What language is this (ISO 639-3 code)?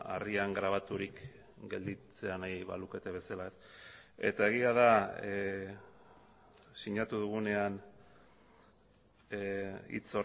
eus